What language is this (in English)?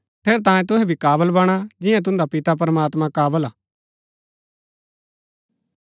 Gaddi